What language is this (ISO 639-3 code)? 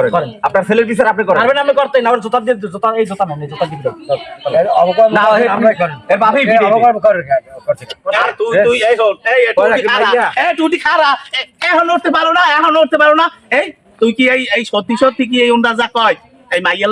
ben